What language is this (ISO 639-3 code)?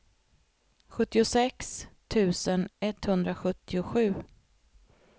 swe